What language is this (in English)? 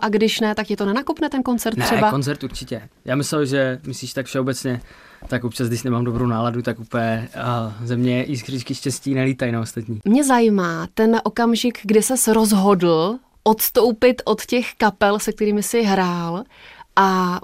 Czech